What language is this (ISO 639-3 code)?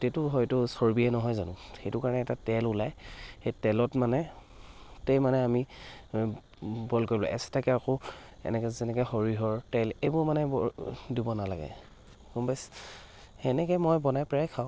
asm